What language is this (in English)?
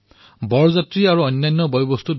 Assamese